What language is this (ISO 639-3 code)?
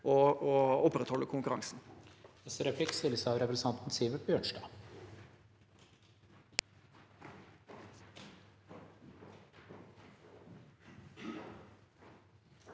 nor